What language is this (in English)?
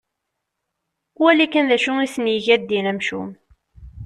Kabyle